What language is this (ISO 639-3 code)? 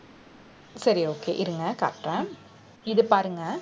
tam